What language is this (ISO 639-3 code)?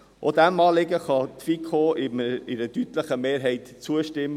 gsw